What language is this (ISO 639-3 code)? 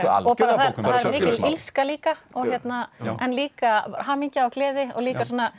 isl